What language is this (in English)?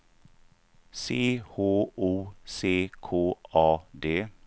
Swedish